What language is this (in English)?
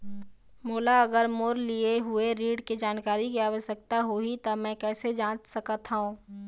Chhattisgarhi